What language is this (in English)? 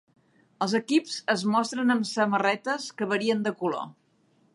Catalan